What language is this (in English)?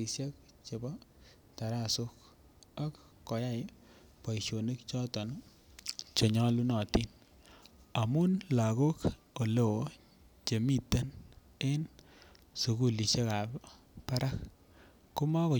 Kalenjin